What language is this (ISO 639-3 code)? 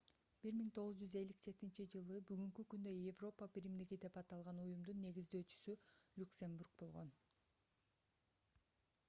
kir